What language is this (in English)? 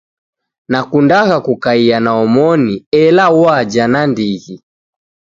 Taita